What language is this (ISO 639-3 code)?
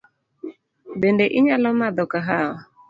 luo